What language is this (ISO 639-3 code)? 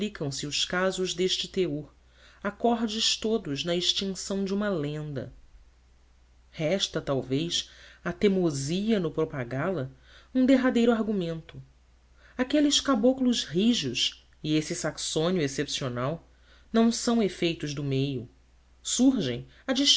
por